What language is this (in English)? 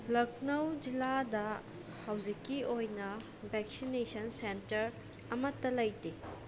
Manipuri